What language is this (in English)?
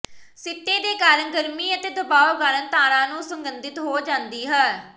Punjabi